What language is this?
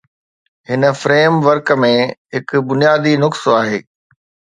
Sindhi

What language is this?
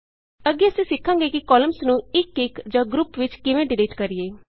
Punjabi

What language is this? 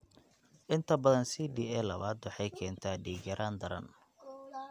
Somali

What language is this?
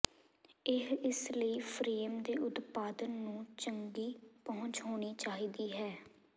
Punjabi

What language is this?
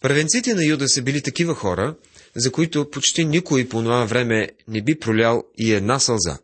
Bulgarian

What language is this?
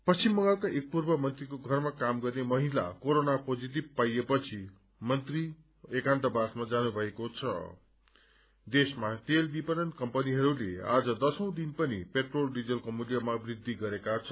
Nepali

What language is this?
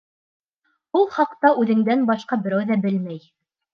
Bashkir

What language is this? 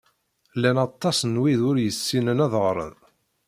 Kabyle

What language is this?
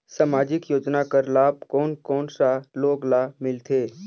Chhattisgarhi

